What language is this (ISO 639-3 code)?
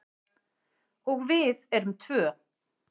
isl